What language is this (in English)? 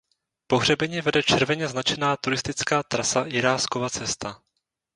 Czech